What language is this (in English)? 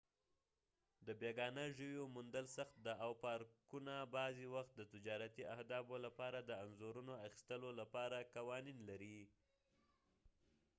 Pashto